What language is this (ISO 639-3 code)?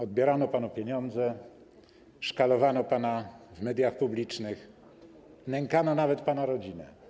pol